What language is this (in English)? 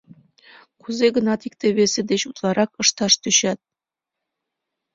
Mari